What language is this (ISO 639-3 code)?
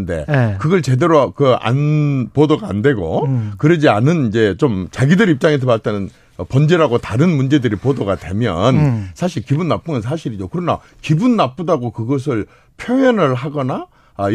kor